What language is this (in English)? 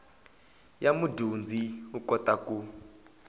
Tsonga